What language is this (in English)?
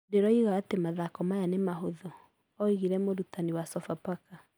Kikuyu